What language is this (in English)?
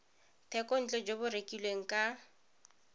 Tswana